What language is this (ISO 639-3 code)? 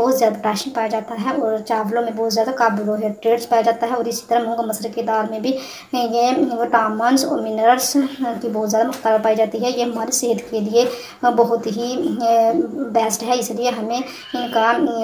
ron